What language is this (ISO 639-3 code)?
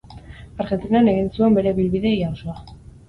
eus